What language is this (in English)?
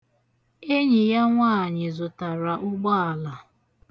Igbo